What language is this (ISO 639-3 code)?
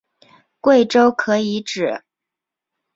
zho